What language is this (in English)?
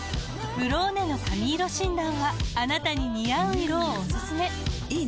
Japanese